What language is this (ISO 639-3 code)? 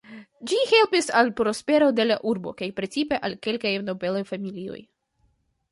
epo